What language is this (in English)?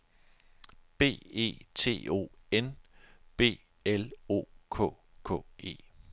Danish